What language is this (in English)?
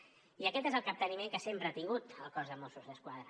Catalan